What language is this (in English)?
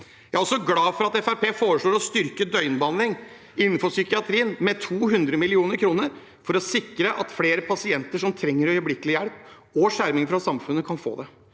Norwegian